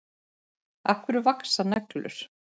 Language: Icelandic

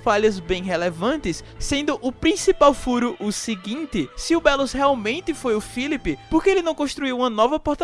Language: Portuguese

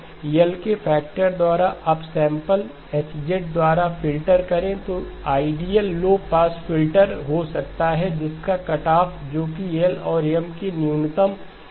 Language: Hindi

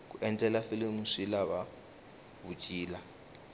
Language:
Tsonga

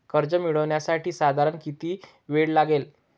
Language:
Marathi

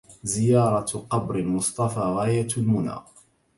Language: Arabic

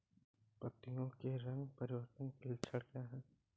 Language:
Hindi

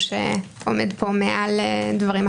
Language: Hebrew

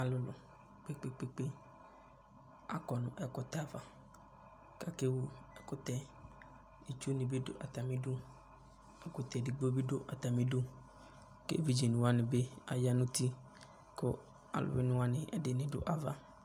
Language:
Ikposo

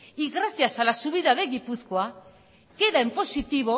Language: Spanish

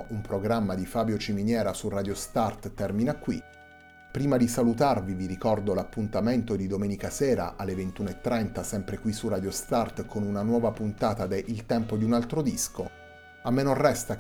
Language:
Italian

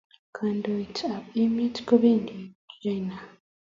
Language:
Kalenjin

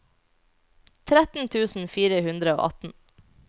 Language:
Norwegian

